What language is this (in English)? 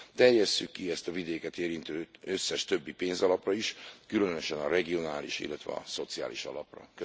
Hungarian